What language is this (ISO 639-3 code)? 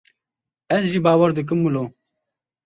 kur